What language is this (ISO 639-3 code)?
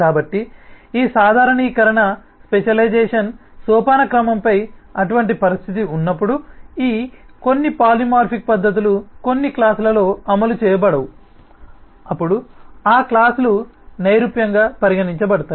tel